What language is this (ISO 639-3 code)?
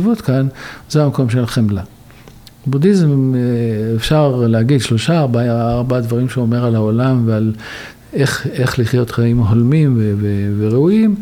heb